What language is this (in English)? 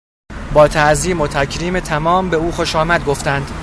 Persian